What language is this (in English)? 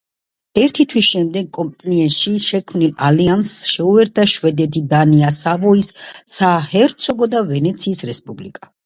Georgian